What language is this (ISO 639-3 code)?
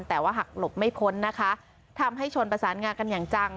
tha